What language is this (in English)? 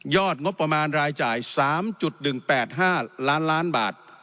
Thai